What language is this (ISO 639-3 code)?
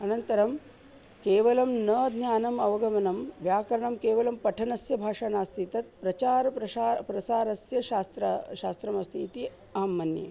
san